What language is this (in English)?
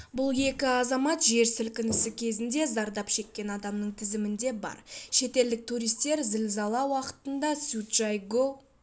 Kazakh